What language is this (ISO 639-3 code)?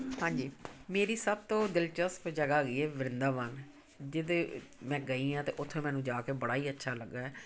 pan